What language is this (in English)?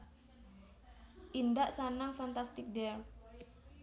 Javanese